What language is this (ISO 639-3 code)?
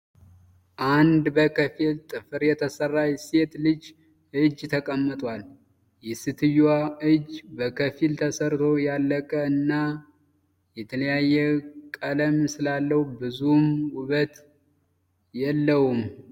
amh